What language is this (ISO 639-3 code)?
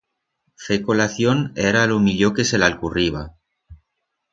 arg